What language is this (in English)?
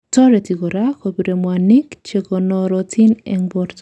Kalenjin